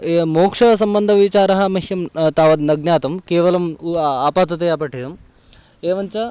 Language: Sanskrit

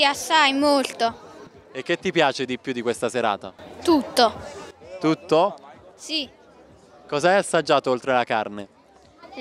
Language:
Italian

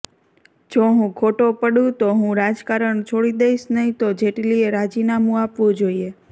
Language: Gujarati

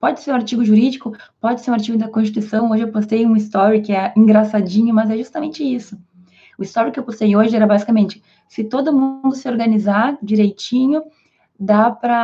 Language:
Portuguese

